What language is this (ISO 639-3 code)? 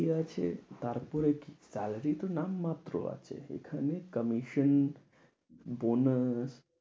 ben